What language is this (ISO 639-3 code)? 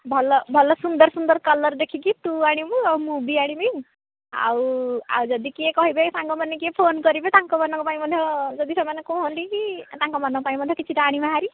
ori